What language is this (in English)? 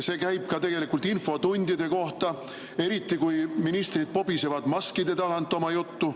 Estonian